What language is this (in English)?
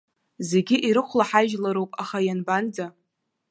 Abkhazian